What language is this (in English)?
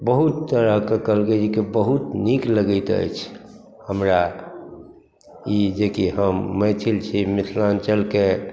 Maithili